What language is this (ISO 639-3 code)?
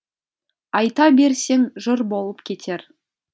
kaz